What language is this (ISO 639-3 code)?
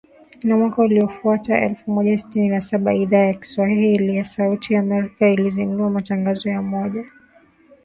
swa